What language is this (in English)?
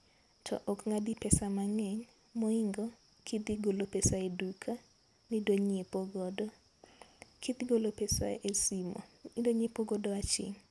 Luo (Kenya and Tanzania)